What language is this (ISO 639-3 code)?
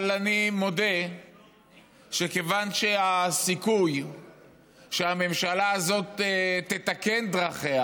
heb